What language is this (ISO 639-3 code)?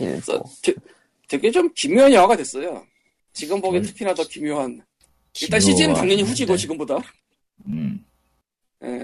kor